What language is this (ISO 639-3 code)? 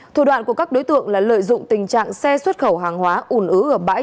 vie